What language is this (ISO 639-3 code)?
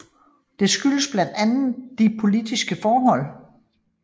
dan